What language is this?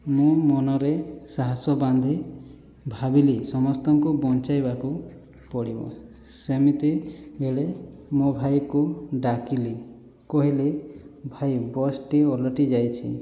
Odia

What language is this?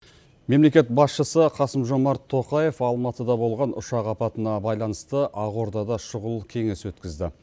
Kazakh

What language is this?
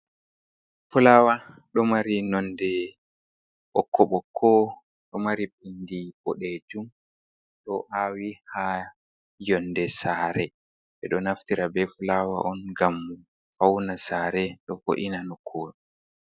Fula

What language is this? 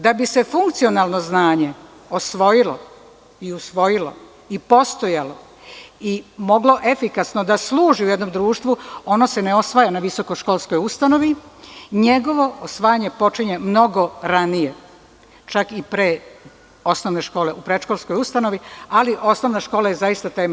Serbian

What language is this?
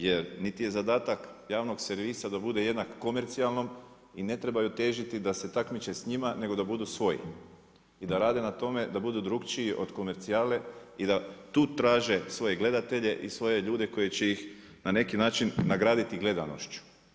Croatian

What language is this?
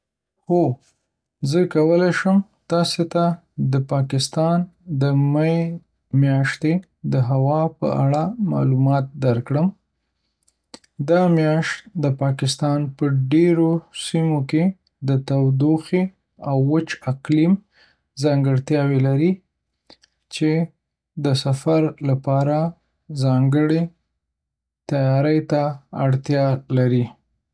Pashto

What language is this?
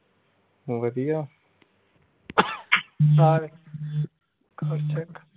Punjabi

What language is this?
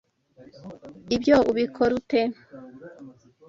Kinyarwanda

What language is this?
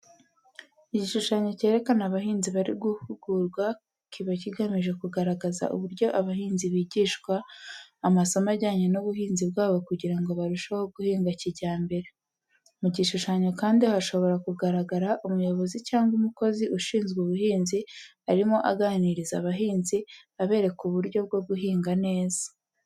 Kinyarwanda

